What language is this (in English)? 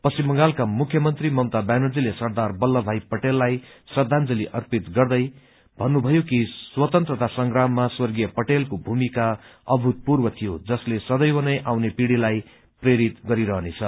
Nepali